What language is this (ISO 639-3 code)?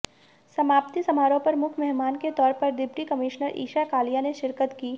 hin